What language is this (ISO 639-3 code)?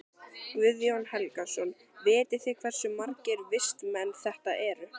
isl